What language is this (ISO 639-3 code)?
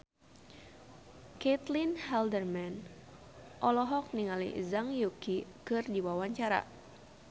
sun